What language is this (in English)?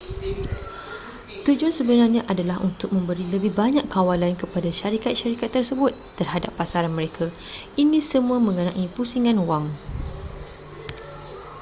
Malay